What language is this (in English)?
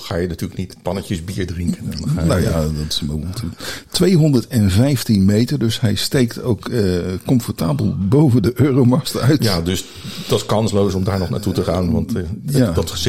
Dutch